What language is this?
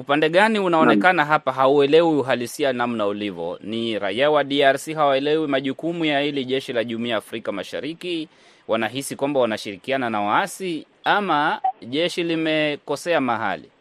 Swahili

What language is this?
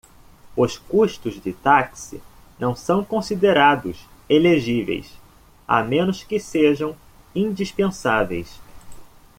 Portuguese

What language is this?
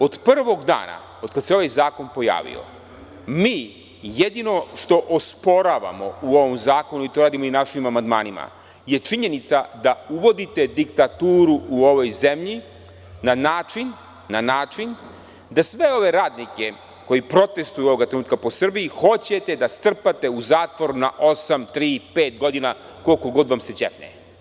Serbian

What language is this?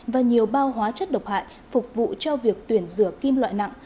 Vietnamese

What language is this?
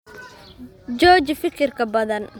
Somali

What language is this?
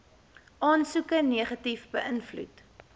Afrikaans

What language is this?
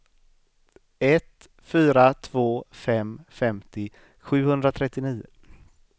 Swedish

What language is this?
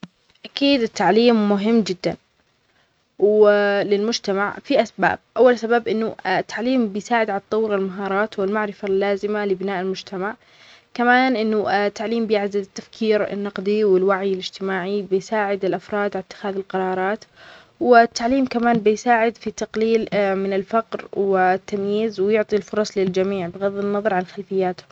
Omani Arabic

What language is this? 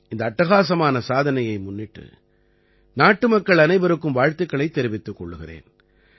Tamil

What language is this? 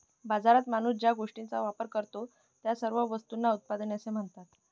Marathi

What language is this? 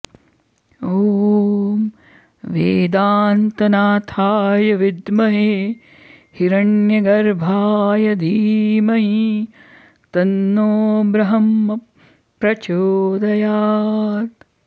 Sanskrit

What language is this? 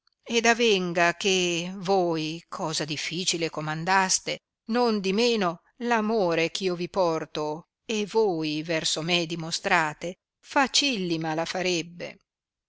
Italian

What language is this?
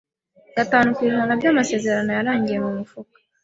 Kinyarwanda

